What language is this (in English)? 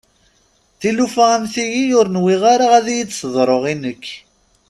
Kabyle